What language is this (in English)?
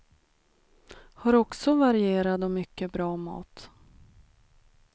Swedish